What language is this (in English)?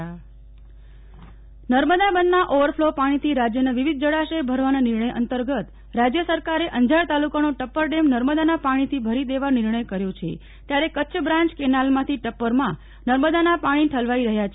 Gujarati